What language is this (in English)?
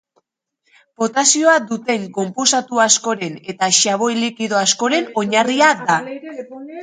Basque